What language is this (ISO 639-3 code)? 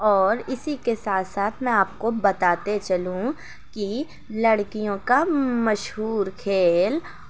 urd